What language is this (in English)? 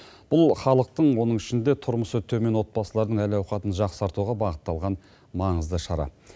Kazakh